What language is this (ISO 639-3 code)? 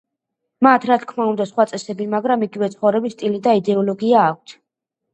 kat